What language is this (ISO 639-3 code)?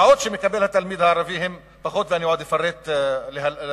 heb